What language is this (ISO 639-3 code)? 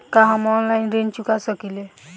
bho